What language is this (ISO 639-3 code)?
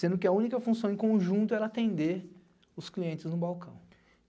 por